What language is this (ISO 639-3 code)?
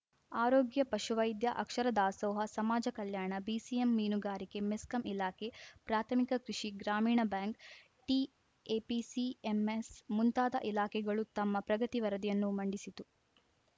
kan